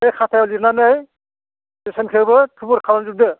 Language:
Bodo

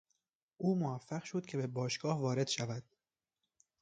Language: Persian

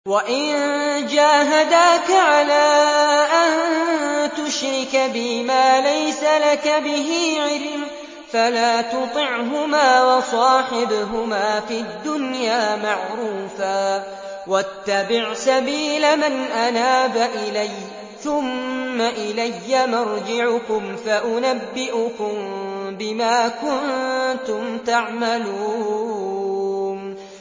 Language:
Arabic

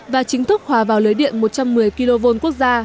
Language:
Vietnamese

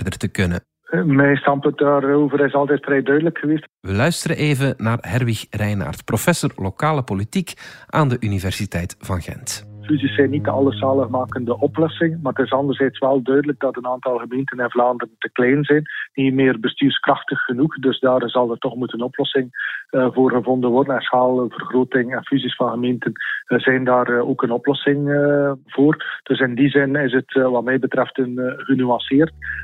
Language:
Dutch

